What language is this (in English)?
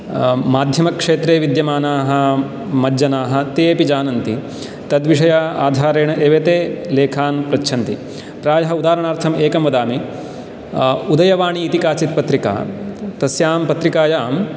Sanskrit